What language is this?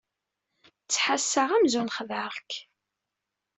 Kabyle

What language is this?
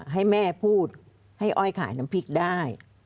Thai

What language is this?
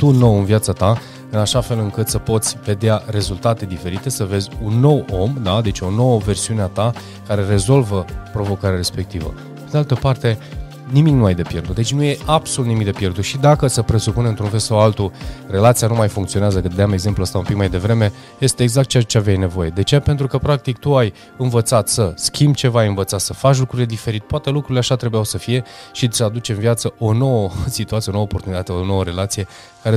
Romanian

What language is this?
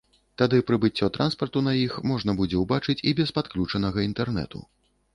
Belarusian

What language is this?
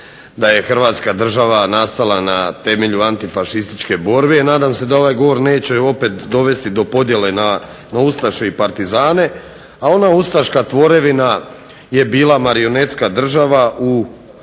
Croatian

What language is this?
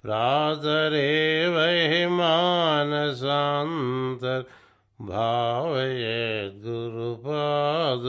Telugu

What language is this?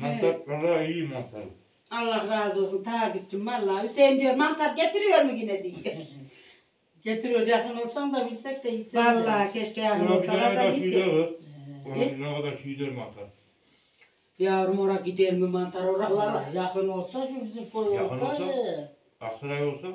Turkish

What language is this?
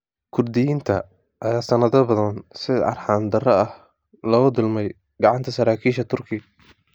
Somali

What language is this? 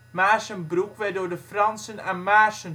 Dutch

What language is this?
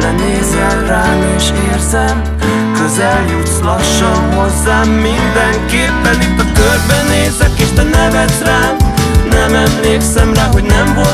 Hungarian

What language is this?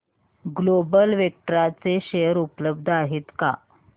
Marathi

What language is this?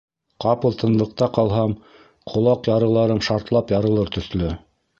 Bashkir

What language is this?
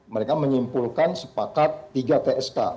Indonesian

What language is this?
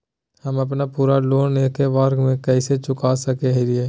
Magahi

